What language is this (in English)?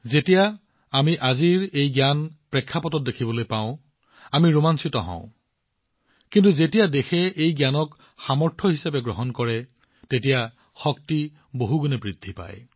Assamese